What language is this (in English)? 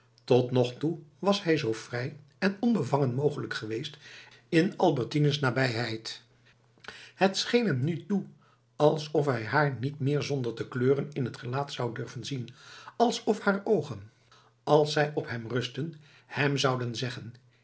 Dutch